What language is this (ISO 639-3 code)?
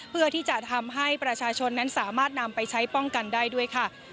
tha